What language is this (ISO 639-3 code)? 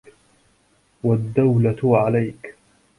ara